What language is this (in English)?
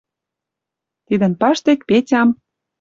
Western Mari